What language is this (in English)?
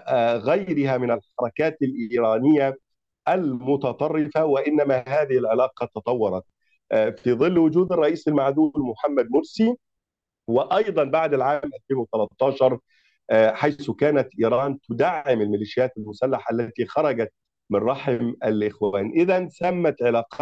Arabic